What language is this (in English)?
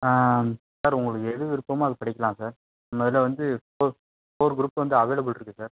Tamil